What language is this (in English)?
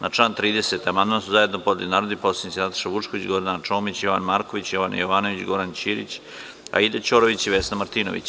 Serbian